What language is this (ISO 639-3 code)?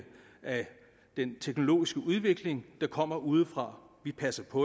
dan